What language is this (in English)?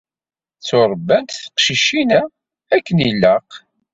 Kabyle